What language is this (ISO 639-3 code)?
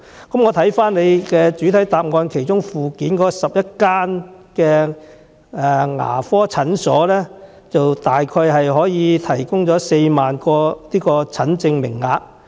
yue